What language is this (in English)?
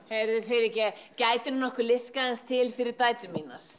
Icelandic